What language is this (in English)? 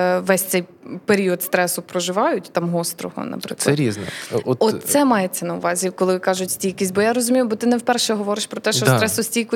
Ukrainian